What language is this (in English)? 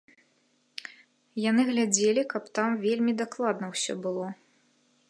Belarusian